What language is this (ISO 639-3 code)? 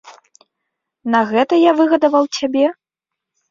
bel